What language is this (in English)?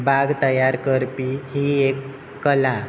Konkani